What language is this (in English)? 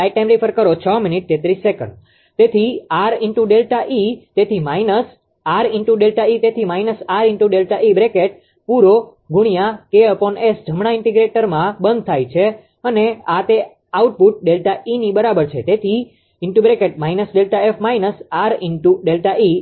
Gujarati